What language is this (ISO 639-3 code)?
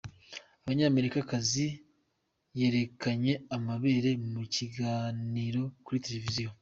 kin